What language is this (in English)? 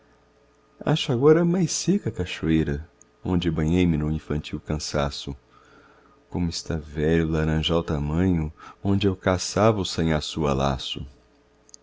Portuguese